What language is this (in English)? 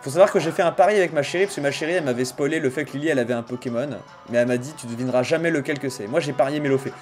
French